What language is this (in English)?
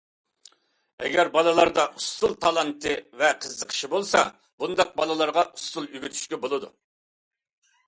Uyghur